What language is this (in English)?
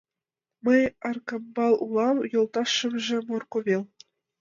Mari